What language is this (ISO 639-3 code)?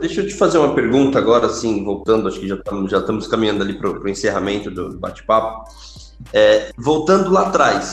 por